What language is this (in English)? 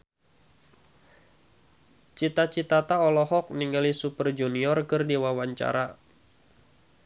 Sundanese